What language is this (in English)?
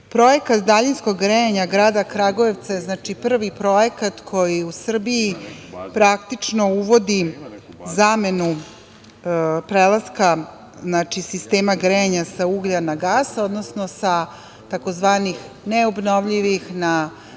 Serbian